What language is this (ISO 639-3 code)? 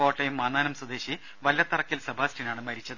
mal